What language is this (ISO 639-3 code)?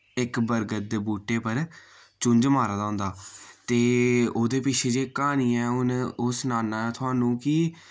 doi